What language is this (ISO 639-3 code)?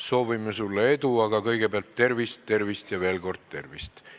est